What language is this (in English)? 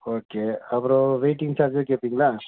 Tamil